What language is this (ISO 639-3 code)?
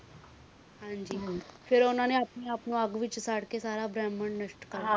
pan